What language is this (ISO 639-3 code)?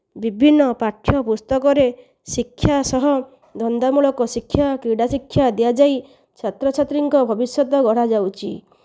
ori